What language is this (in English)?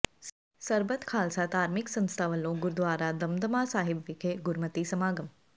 Punjabi